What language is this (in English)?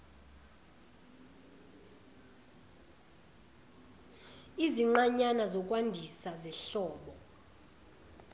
Zulu